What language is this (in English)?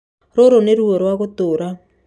Kikuyu